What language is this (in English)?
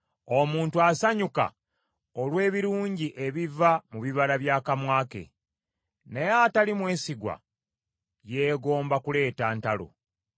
Ganda